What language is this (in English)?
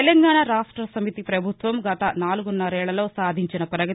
Telugu